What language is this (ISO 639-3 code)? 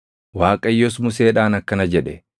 orm